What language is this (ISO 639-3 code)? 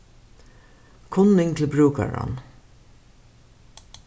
fao